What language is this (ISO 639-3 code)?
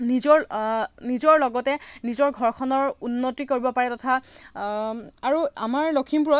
asm